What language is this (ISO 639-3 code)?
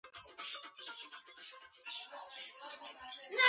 kat